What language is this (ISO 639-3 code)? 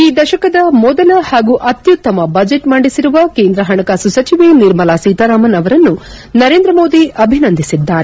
kan